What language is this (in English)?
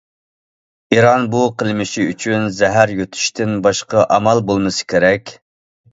Uyghur